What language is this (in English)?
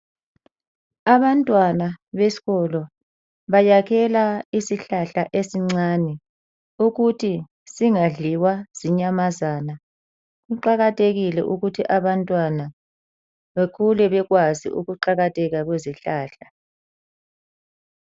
North Ndebele